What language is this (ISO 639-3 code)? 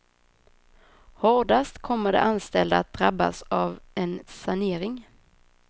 swe